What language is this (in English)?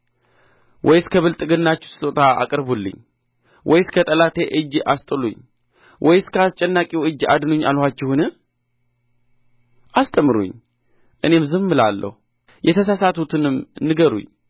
Amharic